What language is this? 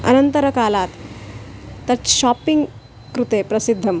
Sanskrit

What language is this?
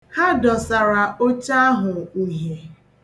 Igbo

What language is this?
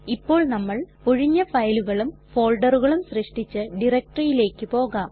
Malayalam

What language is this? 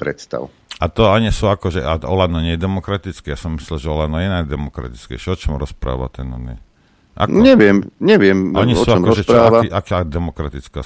Slovak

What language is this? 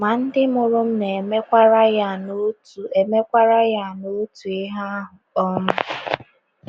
Igbo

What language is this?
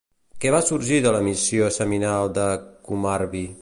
Catalan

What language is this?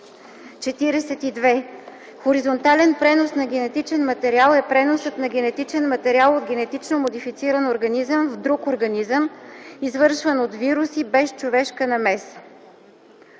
Bulgarian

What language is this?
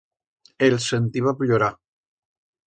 Aragonese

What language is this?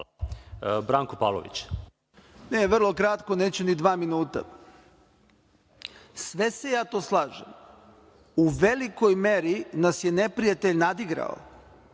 Serbian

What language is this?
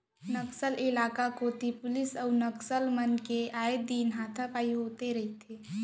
Chhattisgarhi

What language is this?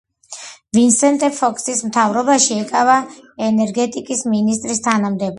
Georgian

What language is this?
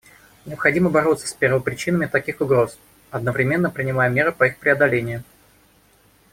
Russian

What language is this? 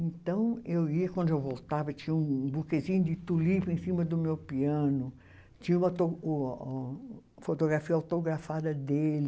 Portuguese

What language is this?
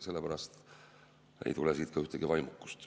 Estonian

